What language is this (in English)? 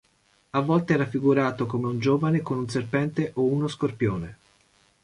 Italian